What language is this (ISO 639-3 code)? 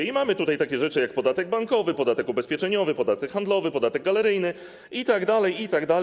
pol